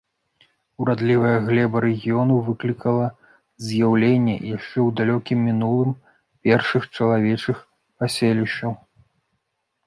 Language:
Belarusian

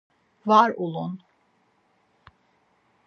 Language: Laz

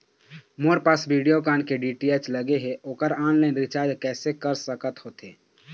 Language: Chhattisgarhi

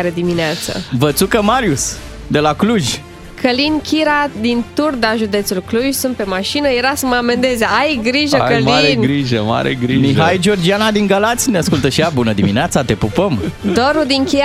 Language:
Romanian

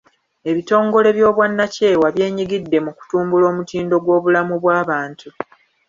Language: Ganda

